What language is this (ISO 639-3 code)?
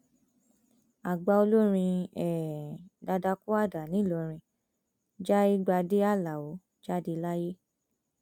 yor